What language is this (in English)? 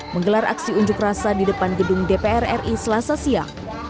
Indonesian